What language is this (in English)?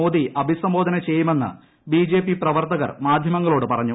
Malayalam